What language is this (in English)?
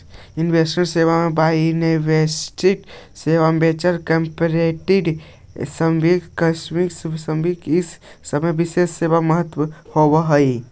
Magahi